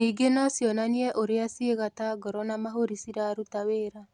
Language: Kikuyu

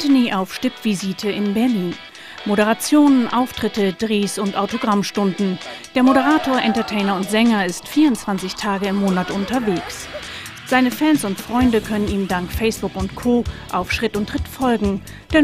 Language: German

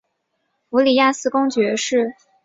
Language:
Chinese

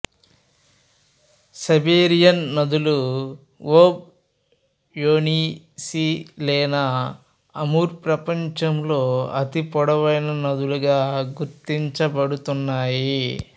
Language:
Telugu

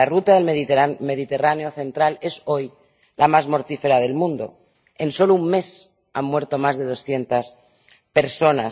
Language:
Spanish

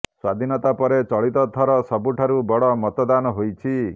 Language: Odia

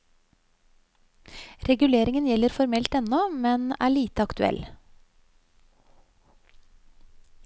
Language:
Norwegian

